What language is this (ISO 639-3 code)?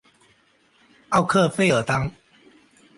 zho